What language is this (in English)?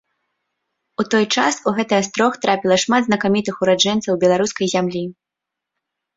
Belarusian